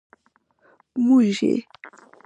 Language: Pashto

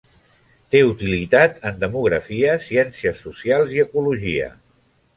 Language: Catalan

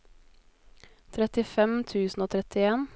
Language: Norwegian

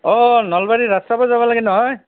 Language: Assamese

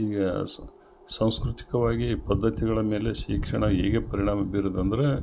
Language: Kannada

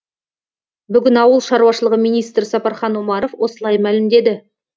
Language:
Kazakh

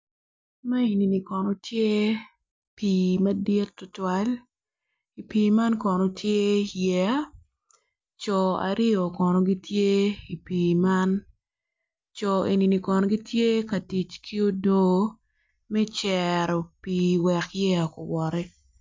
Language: Acoli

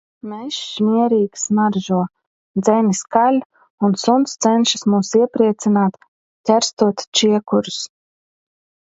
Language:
Latvian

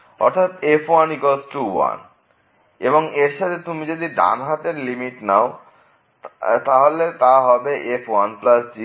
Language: Bangla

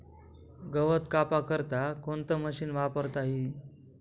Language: Marathi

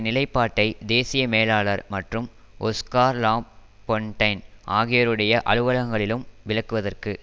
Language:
Tamil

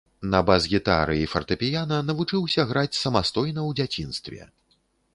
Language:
Belarusian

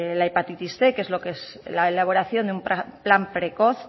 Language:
Spanish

